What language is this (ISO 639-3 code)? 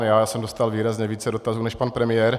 ces